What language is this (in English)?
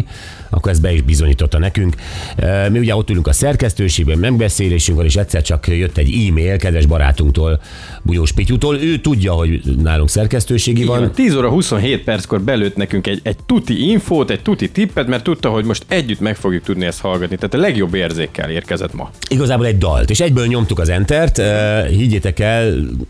Hungarian